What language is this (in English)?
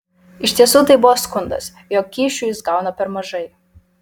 Lithuanian